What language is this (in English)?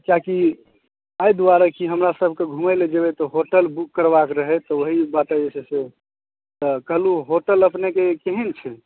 Maithili